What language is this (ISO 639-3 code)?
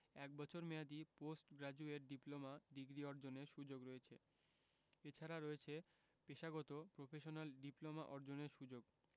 ben